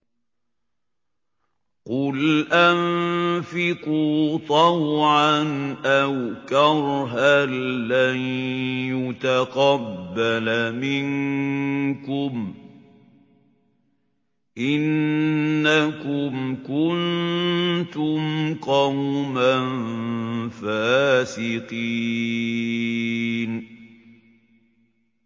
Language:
Arabic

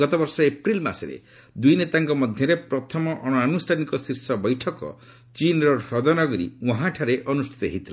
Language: Odia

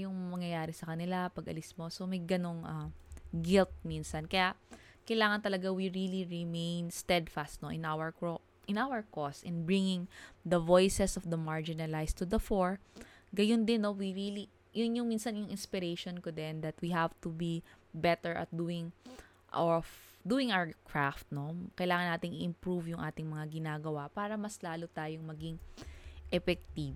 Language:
Filipino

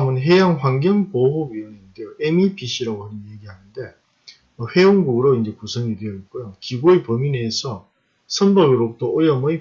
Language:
Korean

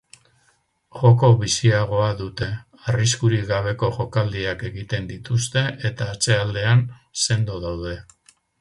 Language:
Basque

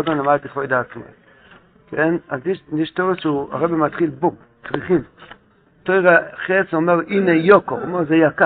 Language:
Hebrew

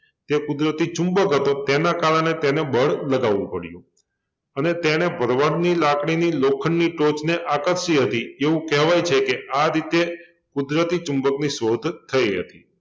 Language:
Gujarati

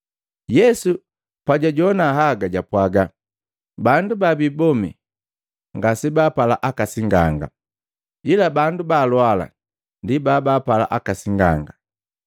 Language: Matengo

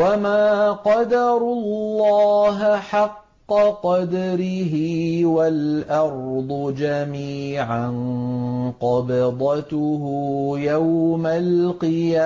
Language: Arabic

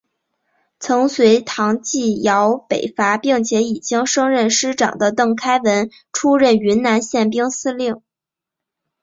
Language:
Chinese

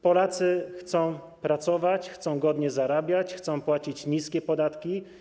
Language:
Polish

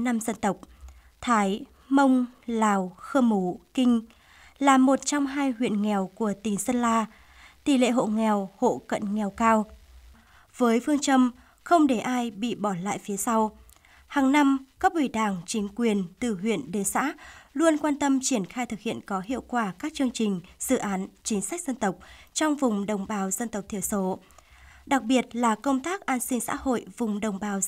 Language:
Vietnamese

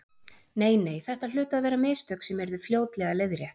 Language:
Icelandic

